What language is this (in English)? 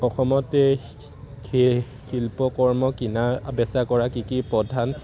Assamese